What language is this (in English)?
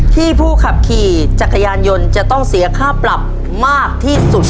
Thai